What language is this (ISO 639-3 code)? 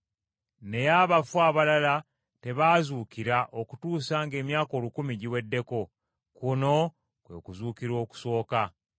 lug